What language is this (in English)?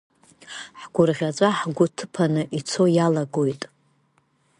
Abkhazian